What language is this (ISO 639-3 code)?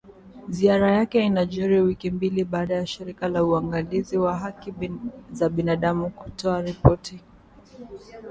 swa